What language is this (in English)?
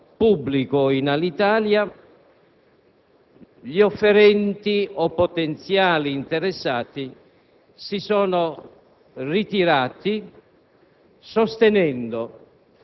Italian